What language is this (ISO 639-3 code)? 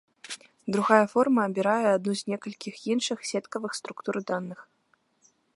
bel